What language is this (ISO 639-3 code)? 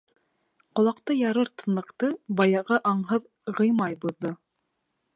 bak